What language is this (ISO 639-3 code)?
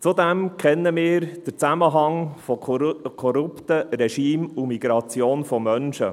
gsw